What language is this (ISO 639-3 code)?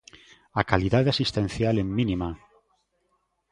glg